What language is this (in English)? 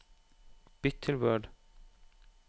Norwegian